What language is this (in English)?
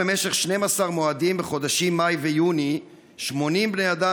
Hebrew